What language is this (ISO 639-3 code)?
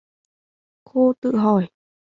vie